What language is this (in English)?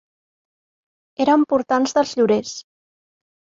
Catalan